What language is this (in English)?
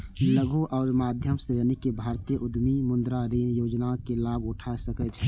Maithili